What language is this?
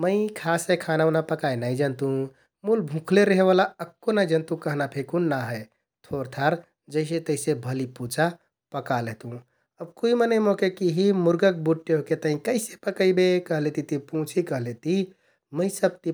Kathoriya Tharu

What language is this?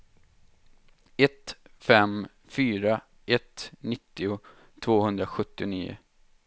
Swedish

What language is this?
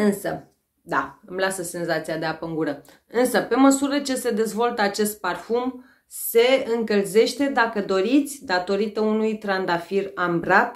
Romanian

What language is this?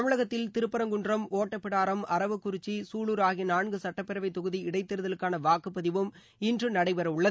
Tamil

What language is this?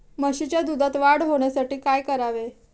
Marathi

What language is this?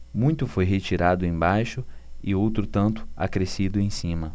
Portuguese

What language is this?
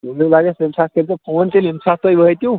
Kashmiri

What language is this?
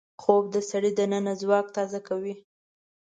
Pashto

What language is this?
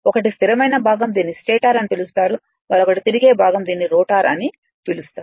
Telugu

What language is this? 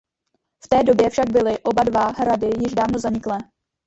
Czech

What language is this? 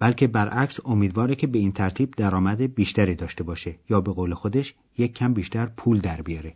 Persian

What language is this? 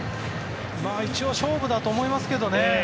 Japanese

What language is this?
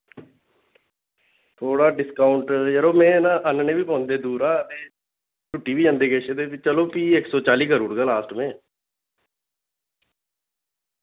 Dogri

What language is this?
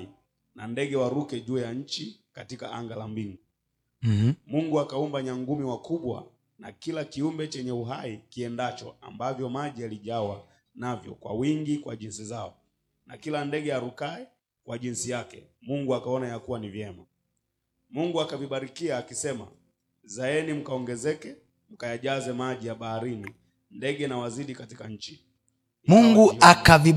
Swahili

